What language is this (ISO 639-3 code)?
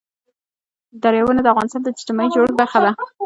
pus